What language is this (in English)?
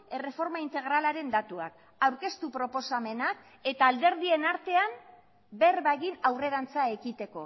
Basque